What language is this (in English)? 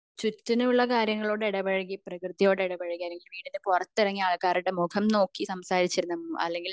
Malayalam